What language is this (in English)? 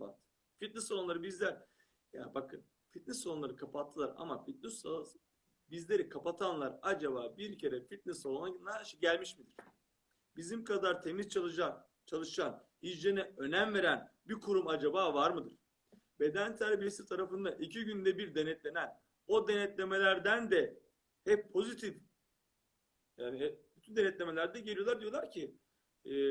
Turkish